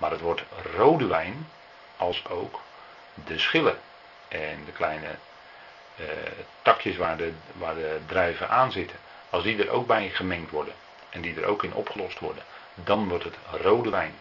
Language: Dutch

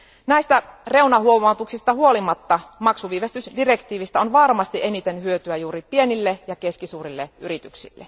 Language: Finnish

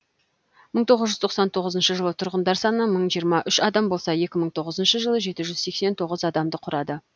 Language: Kazakh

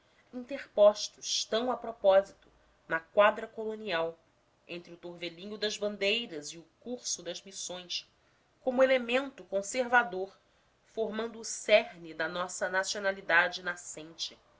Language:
Portuguese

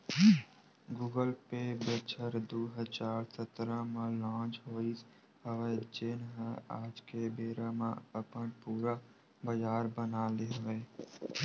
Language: Chhattisgarhi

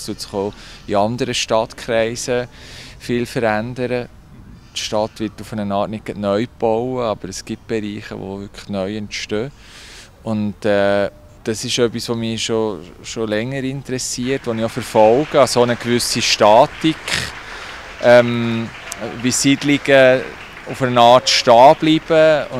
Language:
German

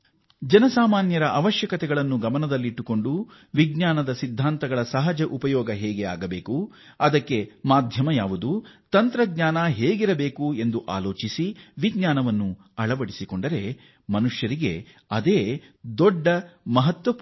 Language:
Kannada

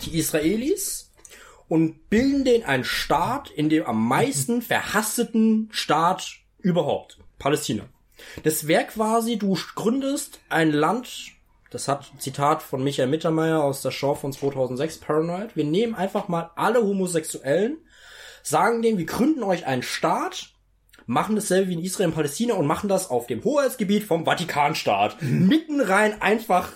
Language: German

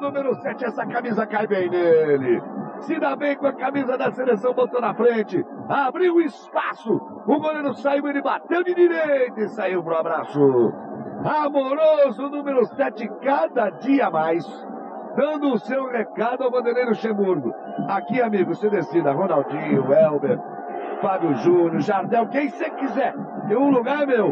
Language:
Portuguese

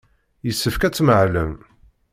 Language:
Kabyle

